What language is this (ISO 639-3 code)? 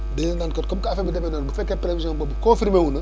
wol